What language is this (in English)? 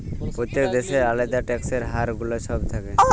Bangla